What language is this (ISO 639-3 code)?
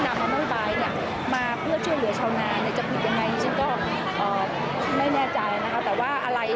tha